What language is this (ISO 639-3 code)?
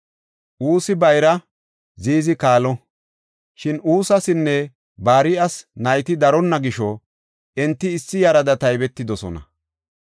gof